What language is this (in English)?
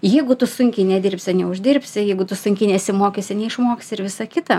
Lithuanian